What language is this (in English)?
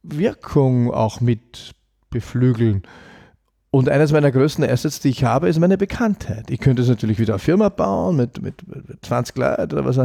German